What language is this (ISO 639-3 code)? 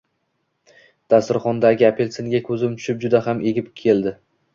uzb